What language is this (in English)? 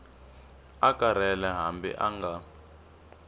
Tsonga